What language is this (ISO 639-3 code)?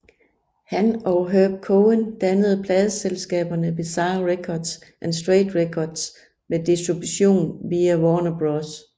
dan